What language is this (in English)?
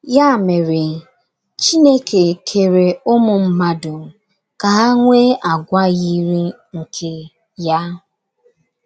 Igbo